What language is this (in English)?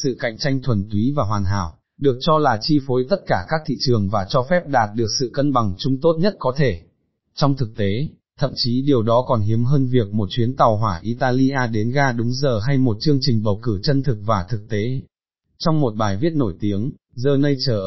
Vietnamese